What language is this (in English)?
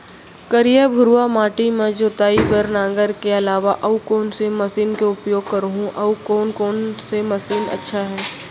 Chhattisgarhi